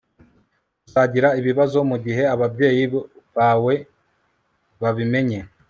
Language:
Kinyarwanda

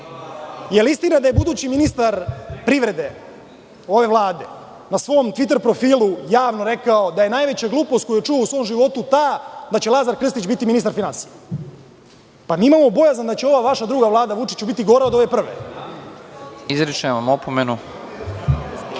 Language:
Serbian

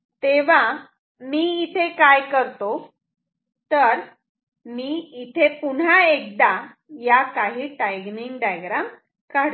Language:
Marathi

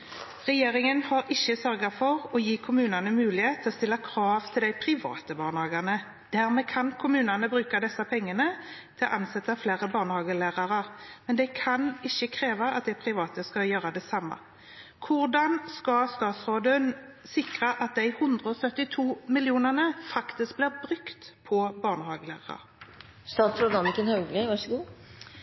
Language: Norwegian Bokmål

